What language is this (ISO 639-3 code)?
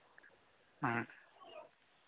sat